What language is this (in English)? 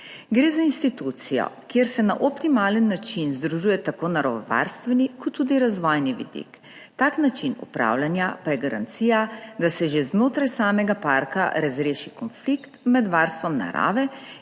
Slovenian